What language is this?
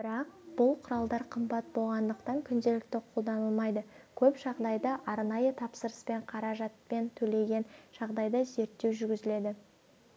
Kazakh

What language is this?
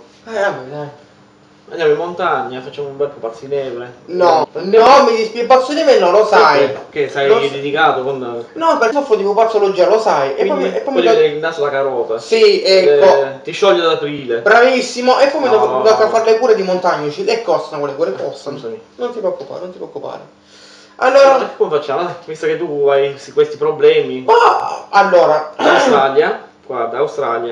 Italian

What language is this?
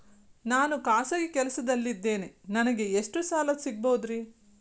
Kannada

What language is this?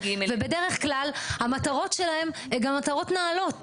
Hebrew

